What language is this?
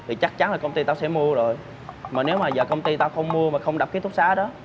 Vietnamese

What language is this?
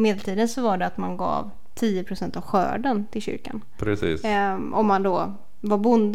Swedish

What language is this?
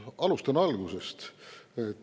Estonian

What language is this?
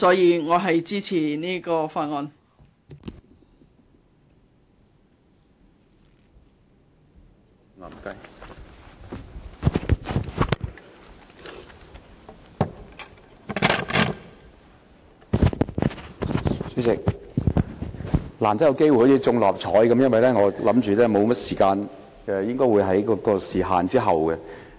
Cantonese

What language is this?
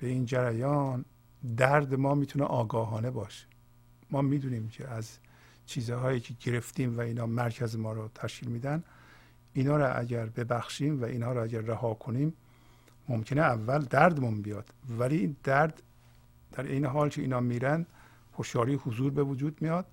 Persian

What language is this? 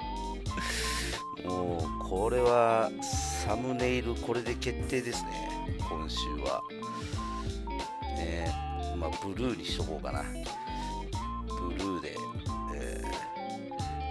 Japanese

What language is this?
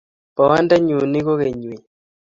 Kalenjin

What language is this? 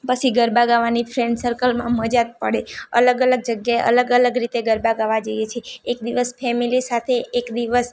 Gujarati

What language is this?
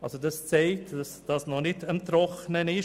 Swiss German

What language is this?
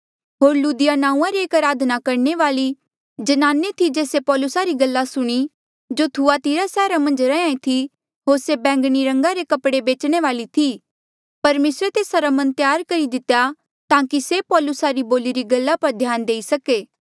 Mandeali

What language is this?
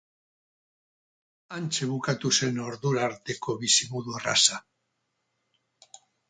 Basque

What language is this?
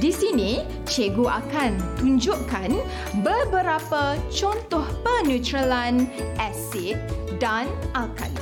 Malay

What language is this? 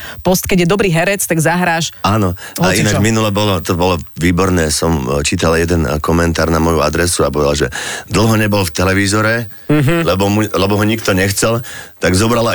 Slovak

